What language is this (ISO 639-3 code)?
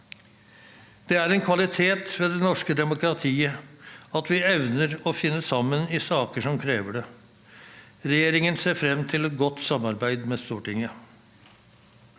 nor